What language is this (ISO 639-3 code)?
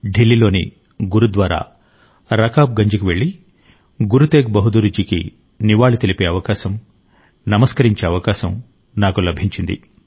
tel